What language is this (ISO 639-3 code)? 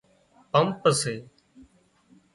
kxp